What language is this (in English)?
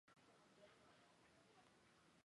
Chinese